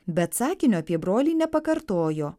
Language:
Lithuanian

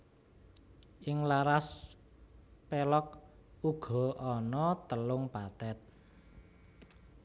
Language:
Javanese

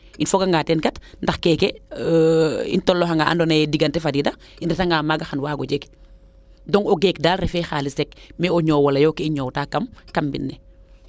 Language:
Serer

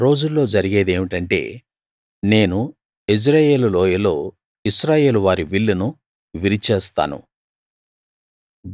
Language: Telugu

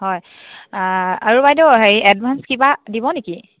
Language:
Assamese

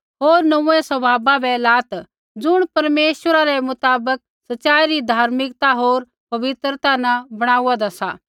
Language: Kullu Pahari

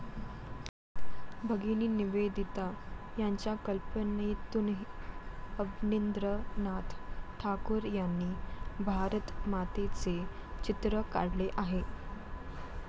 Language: Marathi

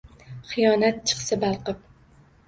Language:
Uzbek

